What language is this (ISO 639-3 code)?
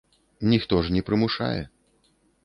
bel